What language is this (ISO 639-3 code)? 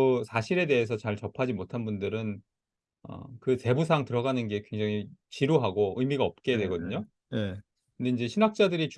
kor